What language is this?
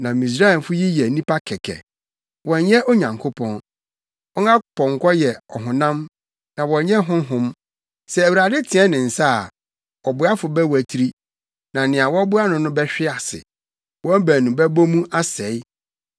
Akan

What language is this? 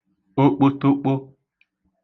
Igbo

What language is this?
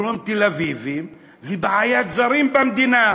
Hebrew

